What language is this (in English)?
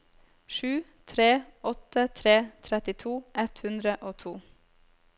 Norwegian